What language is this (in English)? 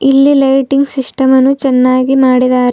Kannada